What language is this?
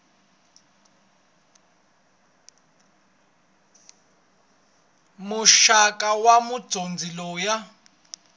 Tsonga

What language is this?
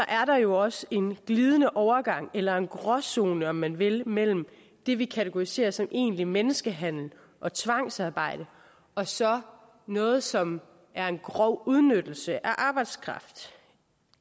Danish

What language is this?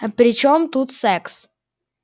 Russian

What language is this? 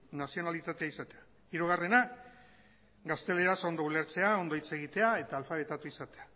Basque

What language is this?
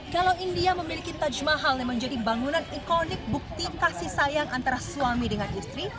Indonesian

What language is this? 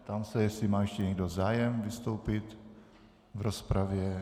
Czech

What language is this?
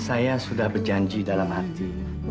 Indonesian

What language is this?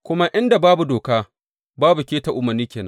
Hausa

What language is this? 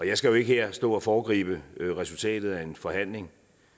Danish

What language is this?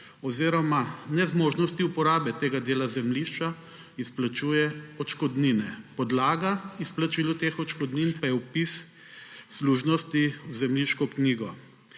Slovenian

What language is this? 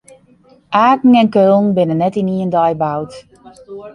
Western Frisian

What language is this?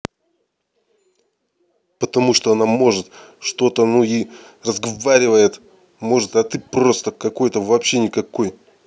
Russian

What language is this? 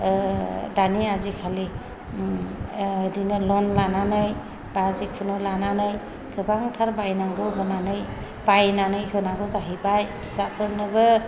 Bodo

